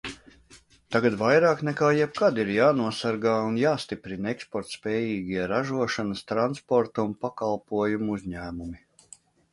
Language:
Latvian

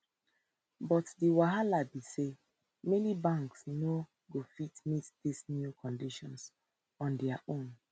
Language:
Nigerian Pidgin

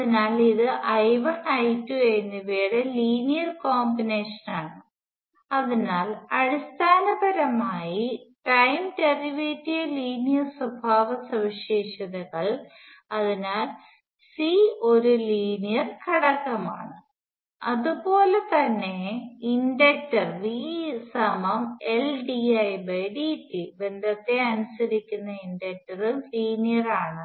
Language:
Malayalam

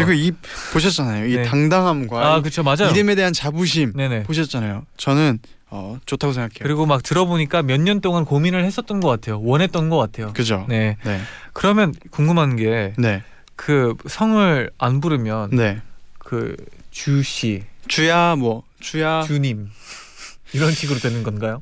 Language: Korean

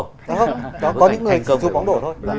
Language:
Vietnamese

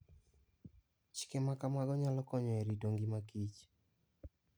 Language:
Luo (Kenya and Tanzania)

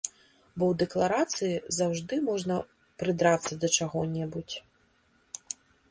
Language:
Belarusian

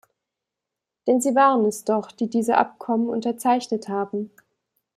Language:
German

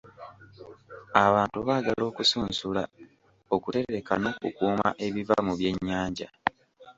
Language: Ganda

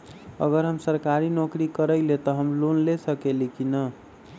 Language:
Magahi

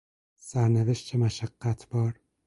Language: Persian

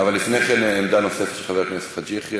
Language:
Hebrew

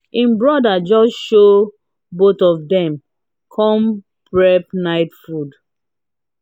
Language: Nigerian Pidgin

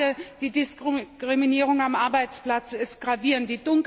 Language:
German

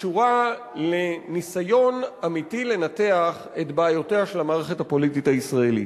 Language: Hebrew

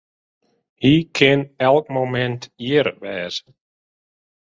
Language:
Western Frisian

